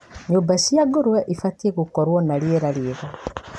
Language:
Kikuyu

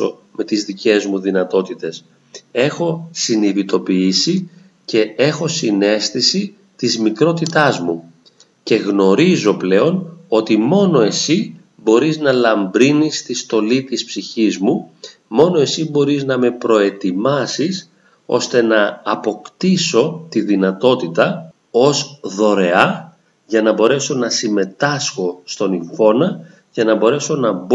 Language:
Greek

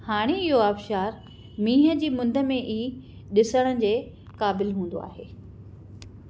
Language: Sindhi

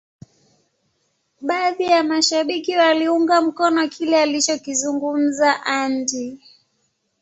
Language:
Swahili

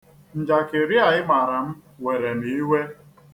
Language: Igbo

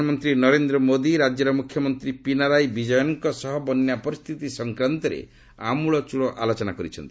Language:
Odia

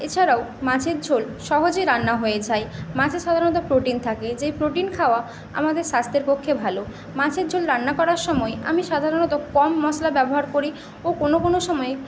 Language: Bangla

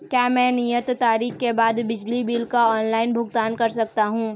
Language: Hindi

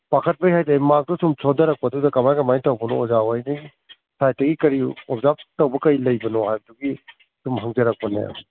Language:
Manipuri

